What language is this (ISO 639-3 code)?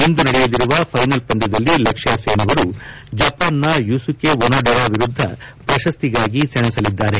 kan